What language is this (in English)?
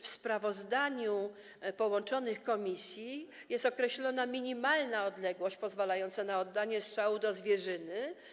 Polish